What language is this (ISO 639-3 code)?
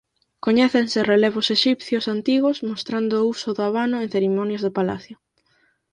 glg